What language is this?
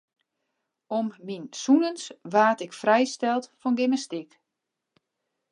Western Frisian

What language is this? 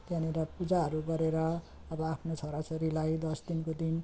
Nepali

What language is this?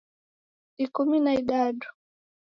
Taita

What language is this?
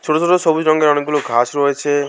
Bangla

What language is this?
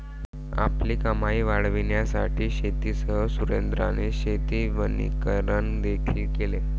Marathi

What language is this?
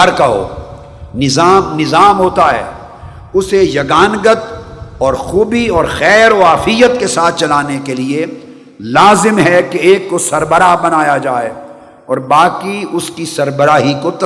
Urdu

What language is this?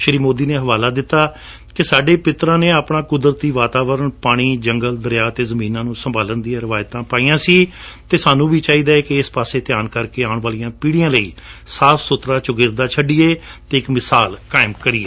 Punjabi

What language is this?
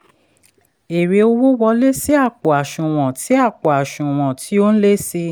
Yoruba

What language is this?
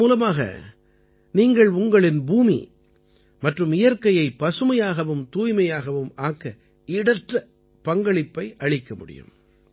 Tamil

